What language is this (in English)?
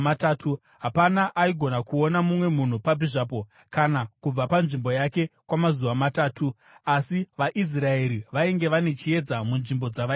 Shona